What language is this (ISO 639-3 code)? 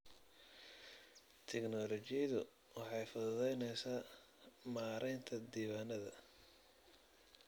som